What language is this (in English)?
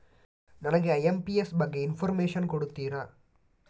Kannada